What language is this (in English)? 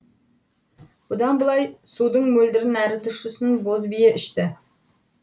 Kazakh